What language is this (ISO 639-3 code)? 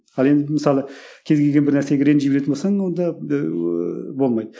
kaz